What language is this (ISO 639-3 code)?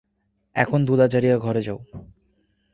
ben